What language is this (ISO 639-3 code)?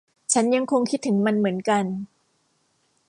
tha